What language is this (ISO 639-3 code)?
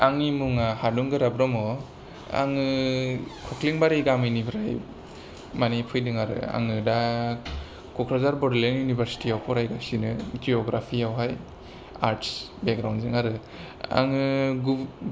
brx